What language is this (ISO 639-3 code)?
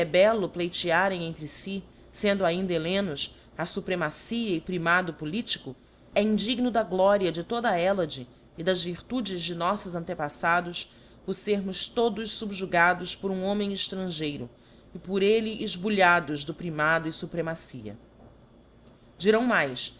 por